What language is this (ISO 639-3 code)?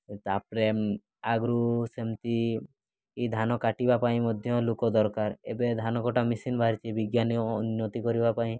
ori